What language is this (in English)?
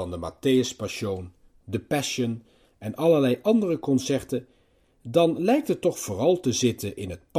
Dutch